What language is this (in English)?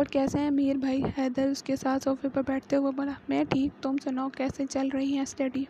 Urdu